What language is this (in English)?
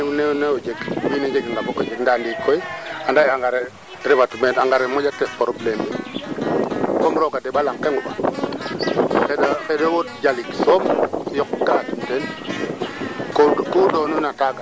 Serer